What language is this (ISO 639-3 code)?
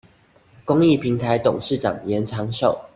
zho